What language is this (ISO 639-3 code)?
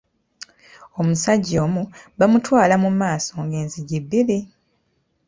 lug